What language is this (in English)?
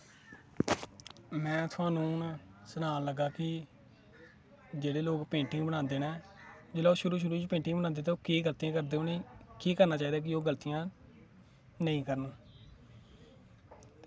Dogri